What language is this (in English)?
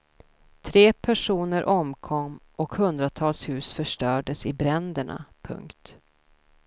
Swedish